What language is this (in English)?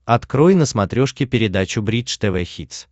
Russian